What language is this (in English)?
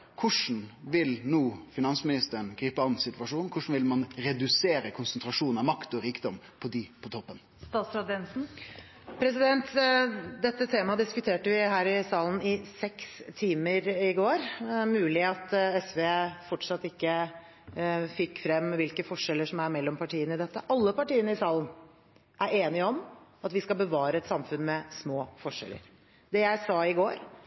Norwegian